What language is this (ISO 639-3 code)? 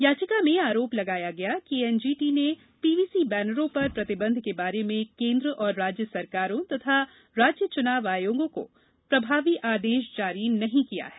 hin